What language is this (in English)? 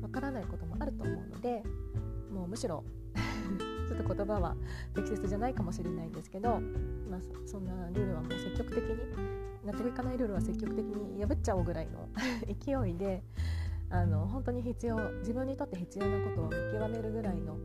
Japanese